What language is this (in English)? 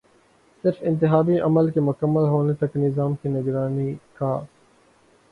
Urdu